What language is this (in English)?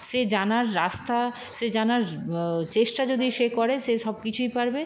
Bangla